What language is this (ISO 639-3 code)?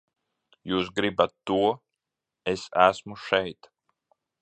lav